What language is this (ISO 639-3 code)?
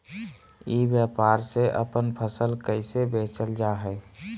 mag